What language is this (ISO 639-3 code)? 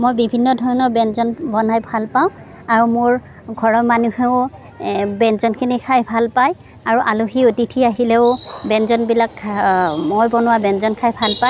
asm